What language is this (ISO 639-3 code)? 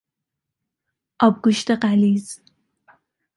fas